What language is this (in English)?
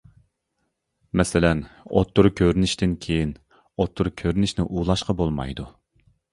Uyghur